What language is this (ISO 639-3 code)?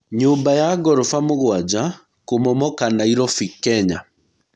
kik